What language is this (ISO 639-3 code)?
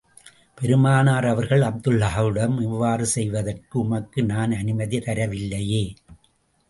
tam